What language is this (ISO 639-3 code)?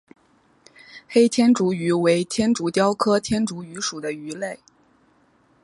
zho